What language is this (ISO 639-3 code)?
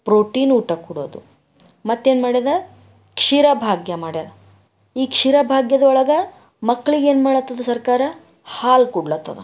kan